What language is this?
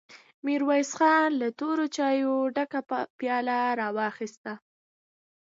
Pashto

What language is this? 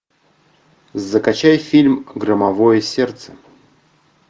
Russian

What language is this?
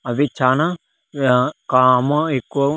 Telugu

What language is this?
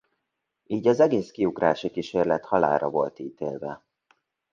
Hungarian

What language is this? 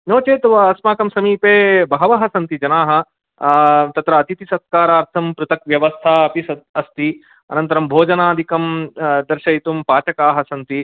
Sanskrit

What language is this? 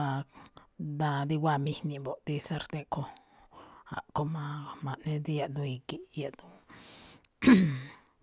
Malinaltepec Me'phaa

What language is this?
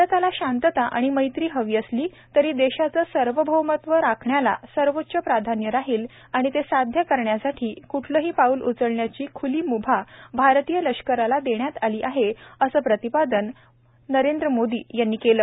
Marathi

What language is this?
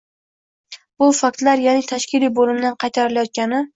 Uzbek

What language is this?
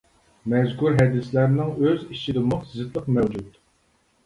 Uyghur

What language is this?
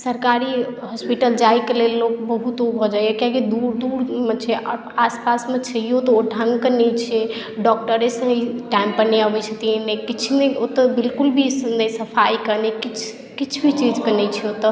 Maithili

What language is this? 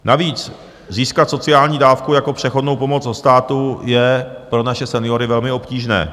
Czech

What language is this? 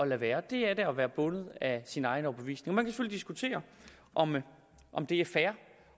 Danish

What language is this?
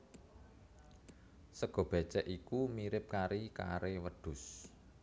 Javanese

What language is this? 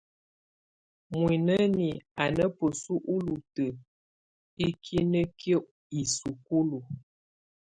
Tunen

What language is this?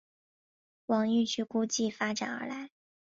Chinese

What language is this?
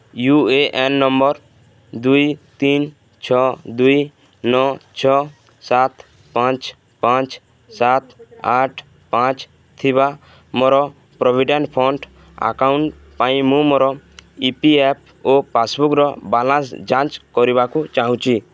Odia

